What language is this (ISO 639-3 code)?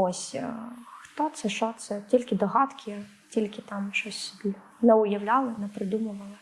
ukr